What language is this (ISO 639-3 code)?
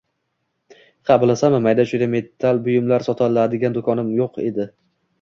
uzb